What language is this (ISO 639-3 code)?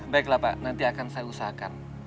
ind